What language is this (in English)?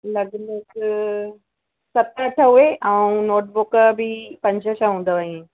Sindhi